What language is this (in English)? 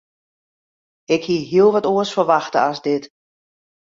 Western Frisian